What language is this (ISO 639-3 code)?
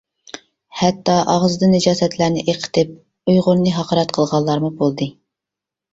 uig